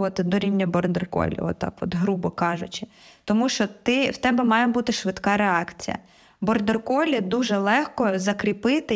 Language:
Ukrainian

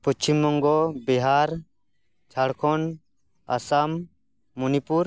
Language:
Santali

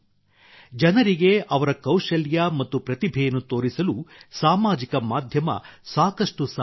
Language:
Kannada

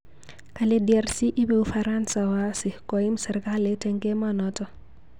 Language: Kalenjin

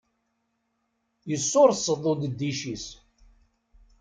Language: Kabyle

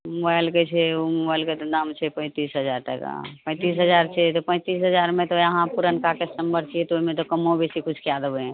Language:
Maithili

